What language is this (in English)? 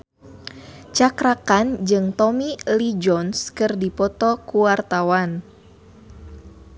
Sundanese